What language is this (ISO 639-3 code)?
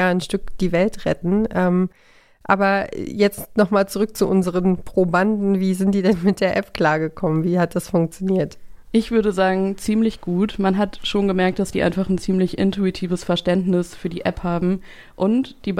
deu